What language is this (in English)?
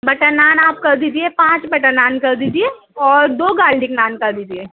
Urdu